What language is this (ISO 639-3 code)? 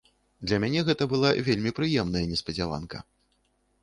bel